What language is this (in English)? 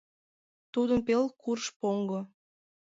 Mari